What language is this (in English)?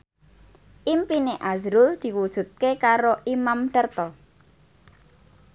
Javanese